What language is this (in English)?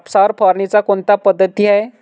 Marathi